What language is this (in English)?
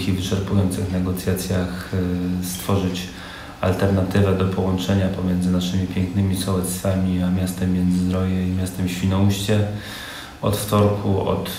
Polish